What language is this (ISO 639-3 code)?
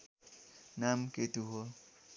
nep